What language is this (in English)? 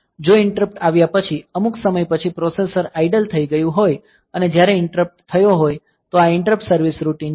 Gujarati